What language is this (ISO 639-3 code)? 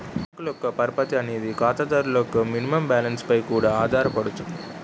tel